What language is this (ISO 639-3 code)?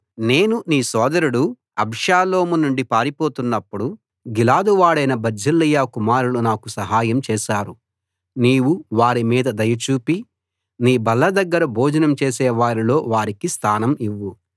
tel